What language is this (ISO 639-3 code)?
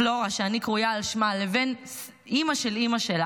heb